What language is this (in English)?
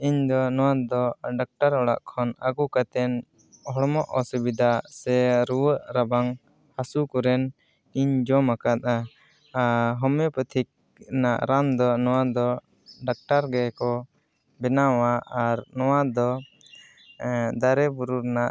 Santali